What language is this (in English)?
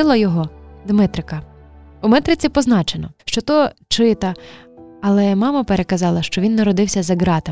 Ukrainian